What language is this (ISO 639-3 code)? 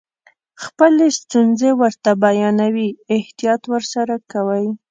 pus